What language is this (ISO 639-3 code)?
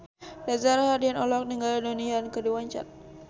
sun